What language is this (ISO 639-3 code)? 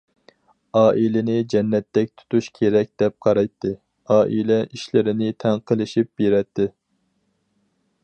uig